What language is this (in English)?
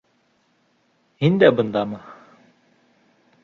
Bashkir